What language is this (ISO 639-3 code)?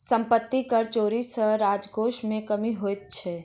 mai